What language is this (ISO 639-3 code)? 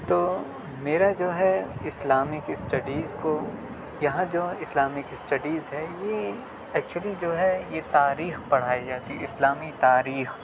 urd